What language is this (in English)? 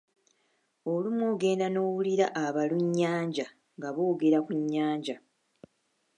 Ganda